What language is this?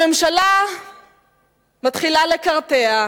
Hebrew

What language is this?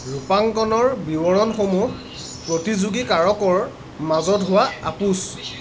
Assamese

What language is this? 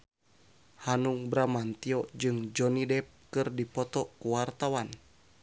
Sundanese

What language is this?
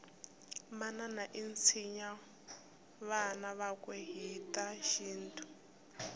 Tsonga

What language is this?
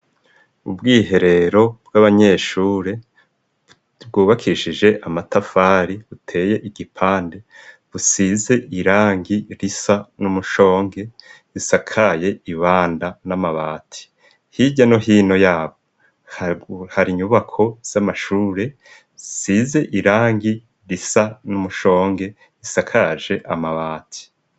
Rundi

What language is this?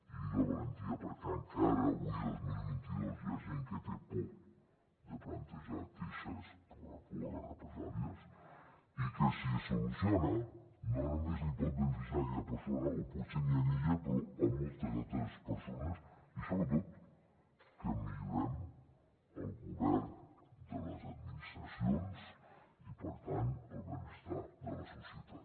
Catalan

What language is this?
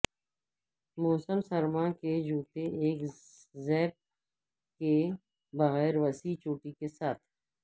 Urdu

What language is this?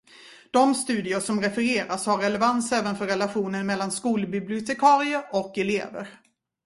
Swedish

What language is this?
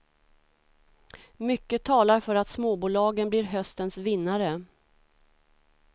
Swedish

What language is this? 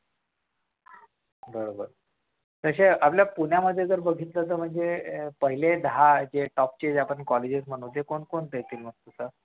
Marathi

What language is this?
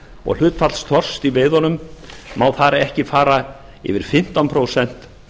Icelandic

